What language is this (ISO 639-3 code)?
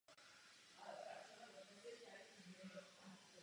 ces